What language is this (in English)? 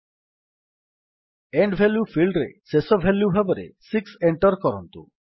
Odia